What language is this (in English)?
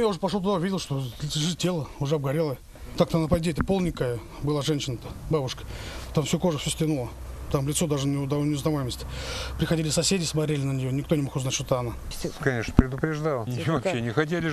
Russian